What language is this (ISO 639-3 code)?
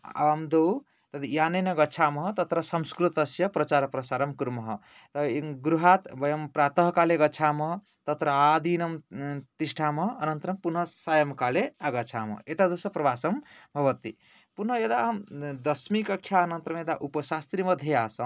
san